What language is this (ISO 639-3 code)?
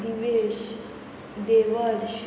kok